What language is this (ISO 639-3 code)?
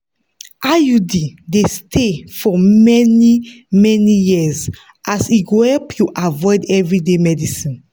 pcm